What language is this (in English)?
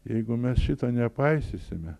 Lithuanian